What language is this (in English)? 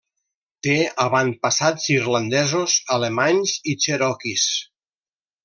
Catalan